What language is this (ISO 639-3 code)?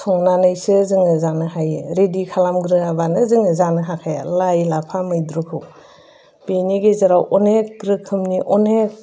brx